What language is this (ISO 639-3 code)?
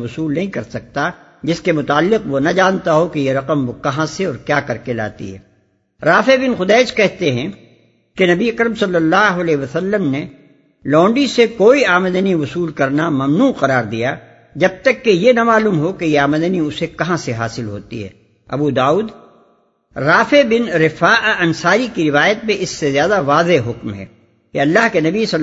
urd